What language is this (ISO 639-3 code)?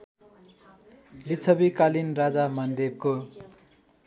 nep